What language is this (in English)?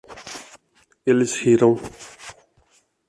Portuguese